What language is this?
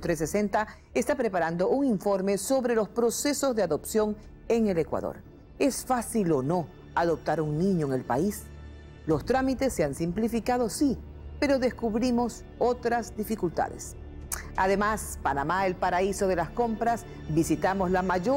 Spanish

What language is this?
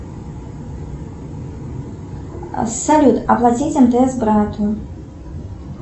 Russian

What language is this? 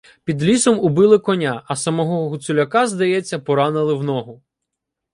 Ukrainian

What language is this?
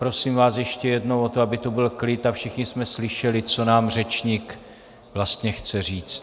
Czech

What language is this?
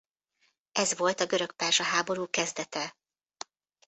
Hungarian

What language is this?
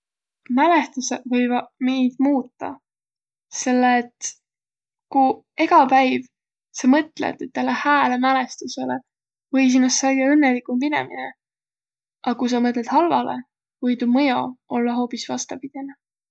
Võro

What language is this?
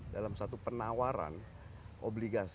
Indonesian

